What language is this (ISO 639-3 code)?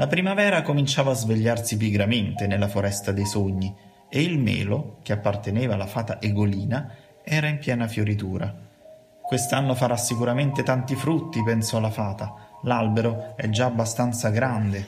ita